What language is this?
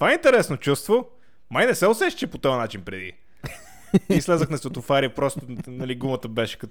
Bulgarian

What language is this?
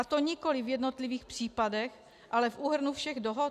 Czech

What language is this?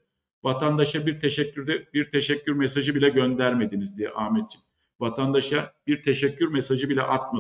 Turkish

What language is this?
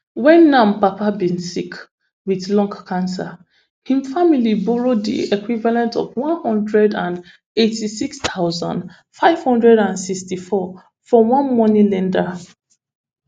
Nigerian Pidgin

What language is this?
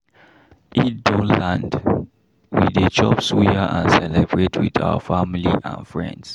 Nigerian Pidgin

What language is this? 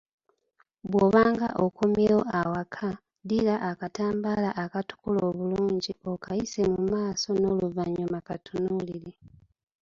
Ganda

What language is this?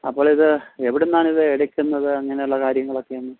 Malayalam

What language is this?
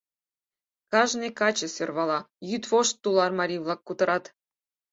Mari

